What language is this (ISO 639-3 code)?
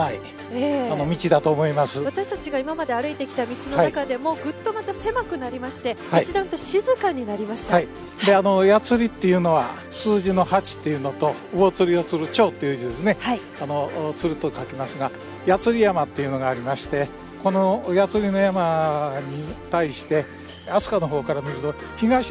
jpn